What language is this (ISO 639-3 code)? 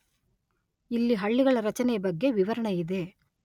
kan